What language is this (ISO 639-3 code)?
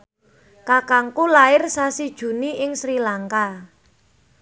jav